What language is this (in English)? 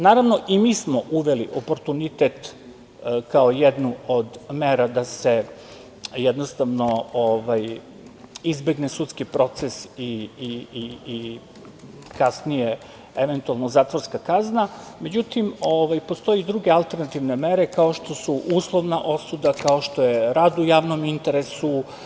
Serbian